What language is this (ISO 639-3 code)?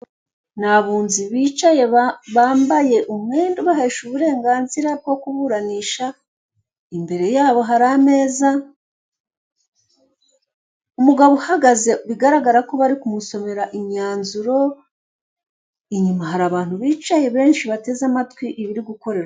kin